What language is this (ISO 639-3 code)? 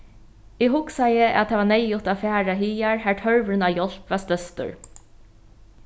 fao